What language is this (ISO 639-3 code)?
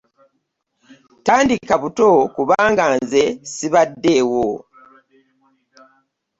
lug